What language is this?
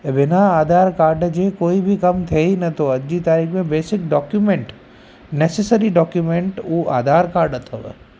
Sindhi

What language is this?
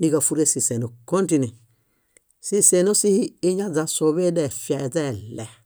Bayot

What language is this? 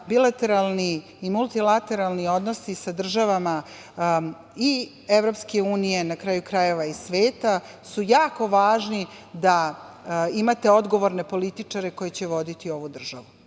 Serbian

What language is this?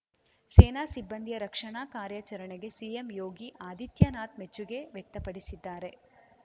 Kannada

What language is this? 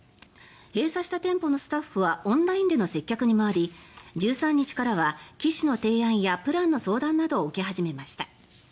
Japanese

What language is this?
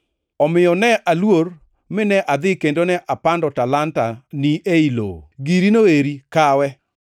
Luo (Kenya and Tanzania)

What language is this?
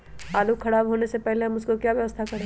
Magahi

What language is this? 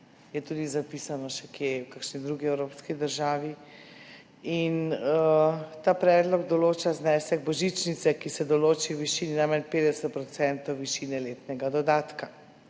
Slovenian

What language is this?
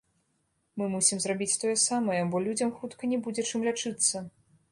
Belarusian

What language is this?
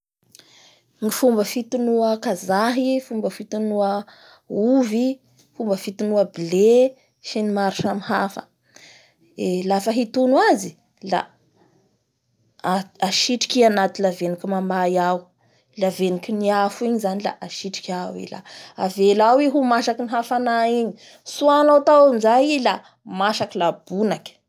Bara Malagasy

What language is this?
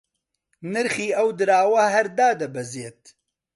Central Kurdish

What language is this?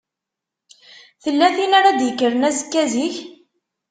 Kabyle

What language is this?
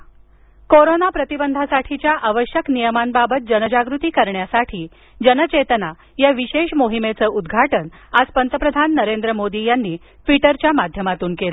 Marathi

